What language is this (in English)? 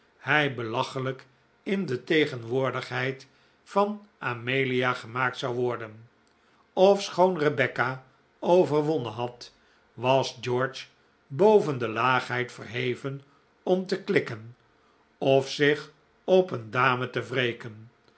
Dutch